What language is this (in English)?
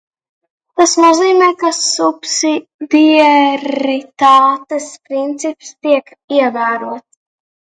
Latvian